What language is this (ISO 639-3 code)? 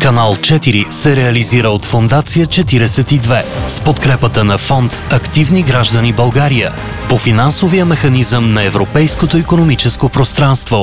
bul